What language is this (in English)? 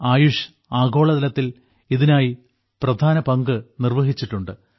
Malayalam